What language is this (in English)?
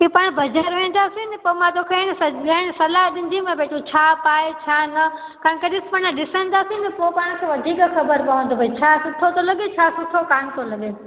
Sindhi